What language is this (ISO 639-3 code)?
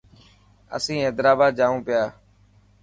mki